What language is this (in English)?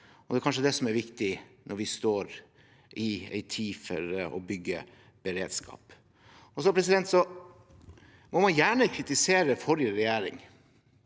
Norwegian